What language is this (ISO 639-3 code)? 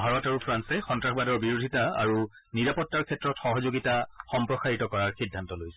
asm